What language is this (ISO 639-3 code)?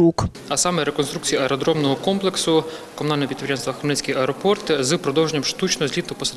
ukr